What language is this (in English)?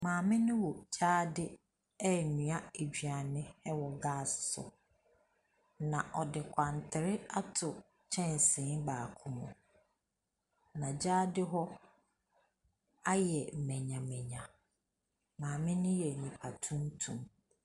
Akan